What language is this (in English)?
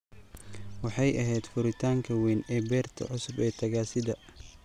Somali